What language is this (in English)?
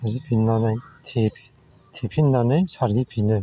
Bodo